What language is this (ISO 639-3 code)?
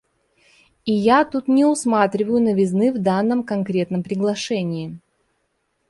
rus